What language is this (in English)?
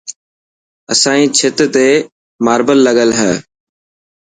Dhatki